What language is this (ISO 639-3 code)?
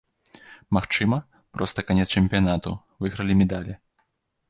bel